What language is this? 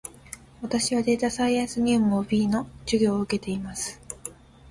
Japanese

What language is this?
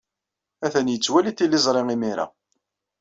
Kabyle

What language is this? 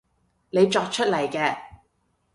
Cantonese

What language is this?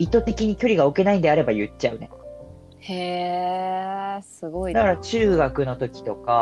Japanese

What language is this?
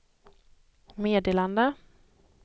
Swedish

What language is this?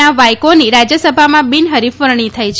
Gujarati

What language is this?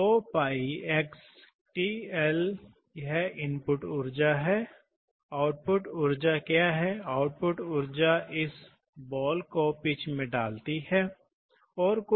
Hindi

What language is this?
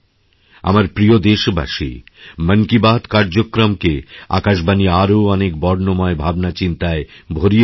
Bangla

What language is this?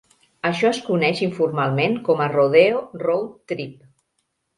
Catalan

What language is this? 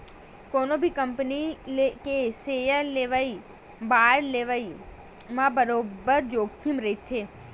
Chhattisgarhi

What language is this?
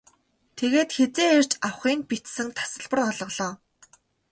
Mongolian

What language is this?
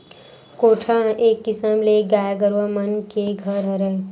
Chhattisgarhi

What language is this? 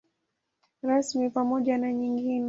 Swahili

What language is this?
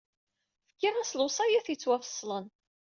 Kabyle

